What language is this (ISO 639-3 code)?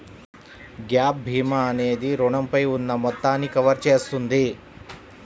tel